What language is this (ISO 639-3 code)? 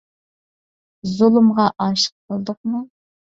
uig